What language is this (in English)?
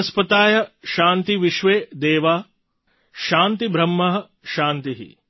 Gujarati